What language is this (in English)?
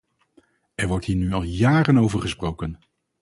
Dutch